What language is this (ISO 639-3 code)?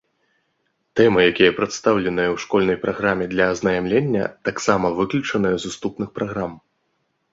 bel